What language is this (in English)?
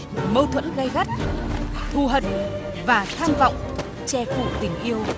Vietnamese